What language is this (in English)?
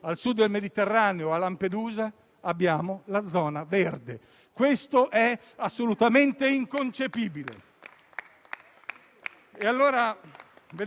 Italian